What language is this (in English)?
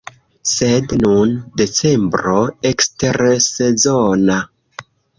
Esperanto